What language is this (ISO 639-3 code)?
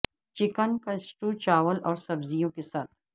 urd